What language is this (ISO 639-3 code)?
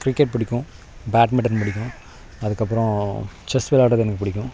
tam